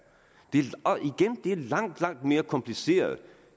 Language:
Danish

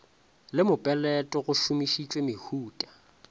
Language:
Northern Sotho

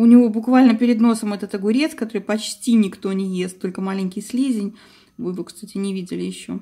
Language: Russian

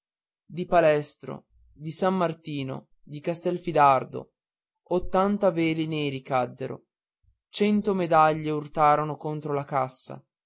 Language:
Italian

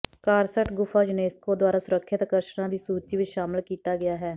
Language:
Punjabi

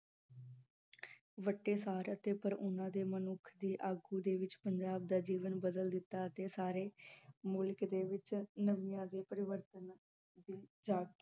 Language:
Punjabi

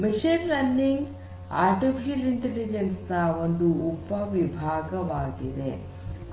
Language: Kannada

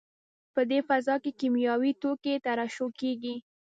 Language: Pashto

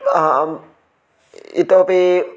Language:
Sanskrit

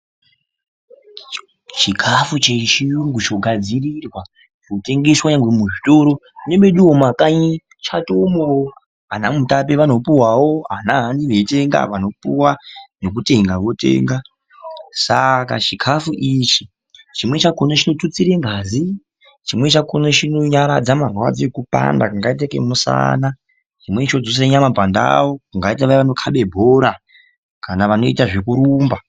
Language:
Ndau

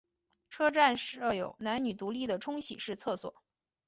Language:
Chinese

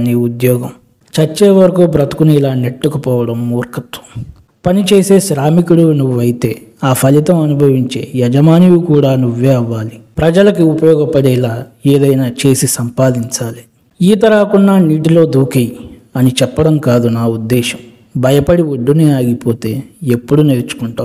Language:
Telugu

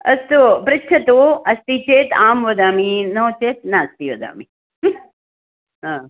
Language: Sanskrit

